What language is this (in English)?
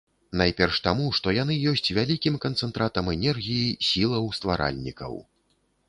Belarusian